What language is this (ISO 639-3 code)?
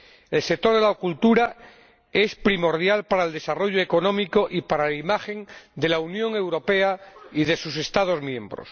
spa